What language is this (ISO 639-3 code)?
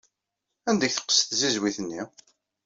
kab